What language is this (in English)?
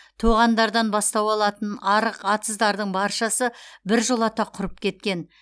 Kazakh